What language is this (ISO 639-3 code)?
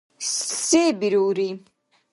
dar